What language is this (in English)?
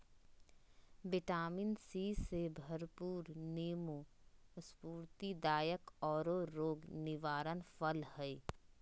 Magahi